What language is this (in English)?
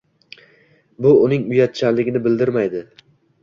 Uzbek